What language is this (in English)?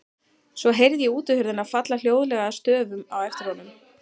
Icelandic